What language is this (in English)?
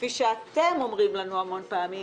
Hebrew